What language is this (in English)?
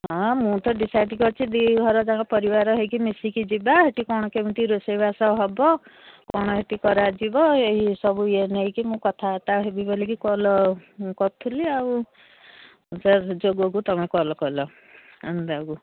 Odia